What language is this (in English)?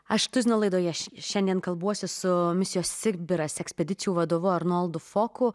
Lithuanian